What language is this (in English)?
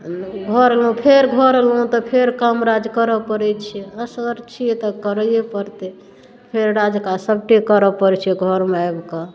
Maithili